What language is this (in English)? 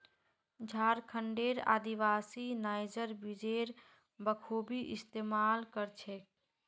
Magahi